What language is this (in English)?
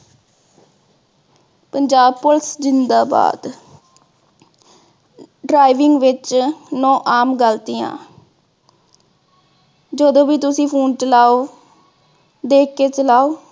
Punjabi